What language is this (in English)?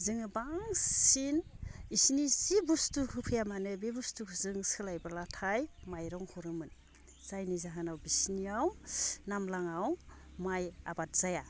Bodo